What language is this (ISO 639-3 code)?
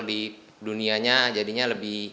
ind